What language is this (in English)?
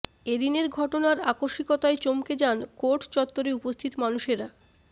Bangla